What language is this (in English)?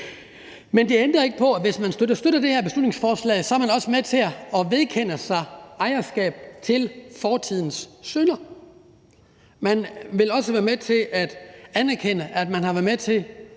Danish